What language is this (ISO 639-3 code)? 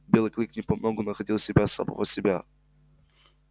rus